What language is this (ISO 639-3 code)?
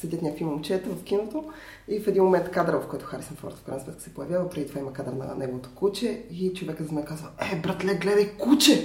bul